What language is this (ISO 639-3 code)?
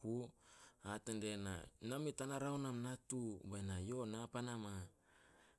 sol